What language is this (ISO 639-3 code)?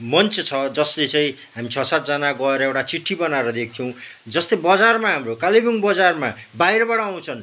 nep